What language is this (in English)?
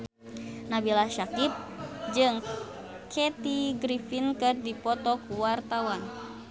Sundanese